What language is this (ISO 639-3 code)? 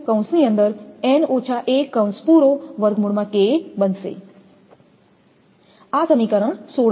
guj